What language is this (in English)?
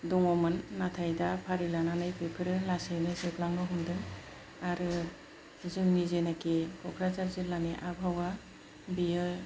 Bodo